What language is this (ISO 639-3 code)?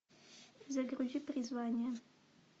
rus